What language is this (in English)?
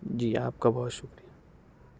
Urdu